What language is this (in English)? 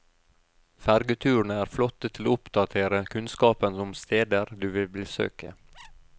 Norwegian